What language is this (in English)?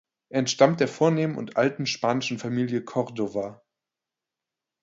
German